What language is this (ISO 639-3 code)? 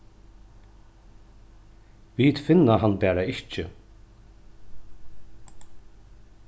fao